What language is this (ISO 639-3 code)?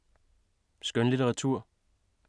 dan